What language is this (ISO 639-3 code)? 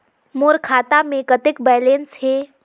hne